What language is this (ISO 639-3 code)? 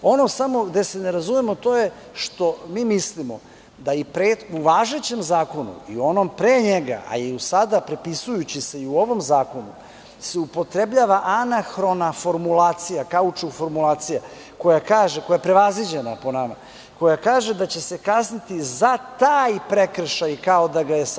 srp